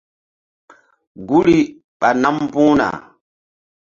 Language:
Mbum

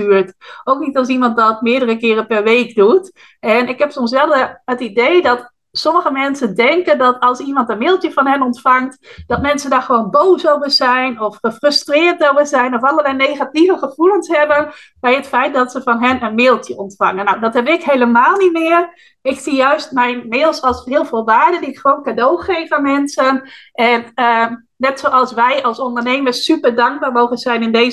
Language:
Dutch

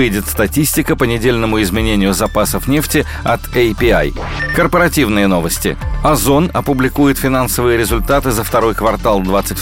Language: Russian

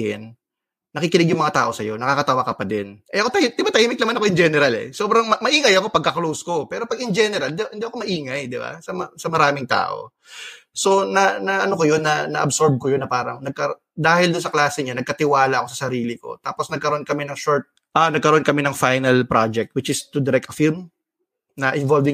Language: Filipino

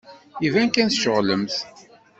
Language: Kabyle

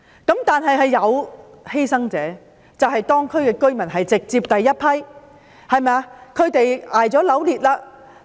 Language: Cantonese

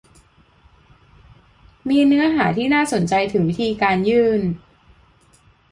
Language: Thai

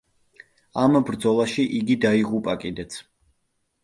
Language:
Georgian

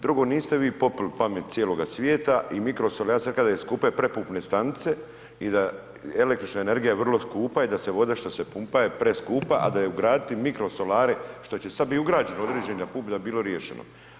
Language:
Croatian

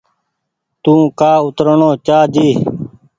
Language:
Goaria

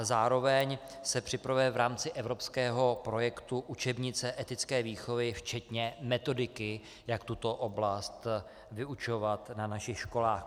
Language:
Czech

